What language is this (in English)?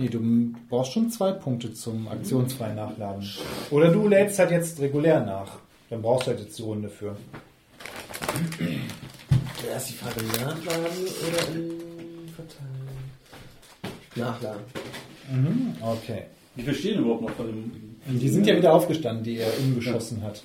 German